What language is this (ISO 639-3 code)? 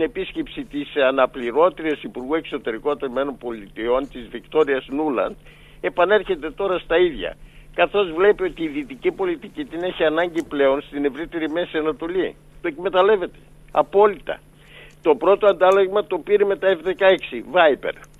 ell